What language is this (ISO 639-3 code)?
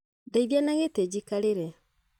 kik